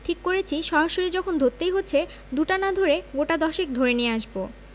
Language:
Bangla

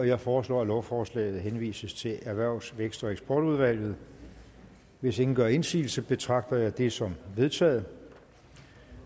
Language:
Danish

